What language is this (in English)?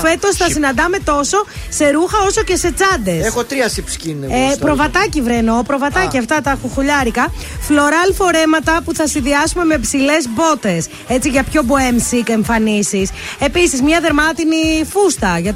Greek